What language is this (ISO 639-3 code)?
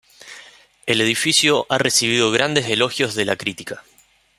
spa